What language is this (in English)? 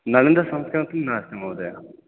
Sanskrit